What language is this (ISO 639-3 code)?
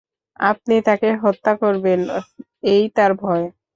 ben